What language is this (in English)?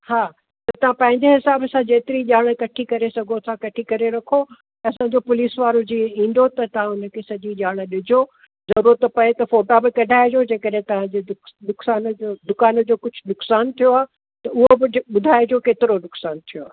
Sindhi